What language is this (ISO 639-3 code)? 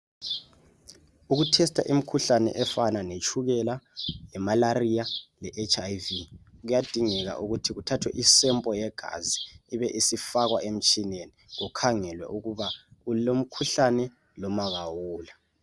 nde